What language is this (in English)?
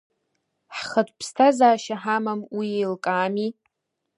Abkhazian